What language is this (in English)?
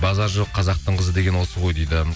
Kazakh